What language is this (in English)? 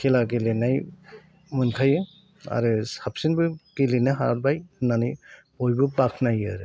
Bodo